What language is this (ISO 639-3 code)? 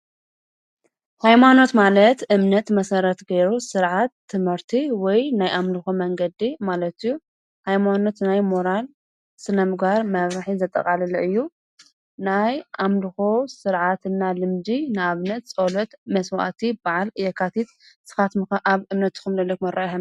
tir